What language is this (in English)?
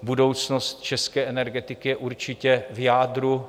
Czech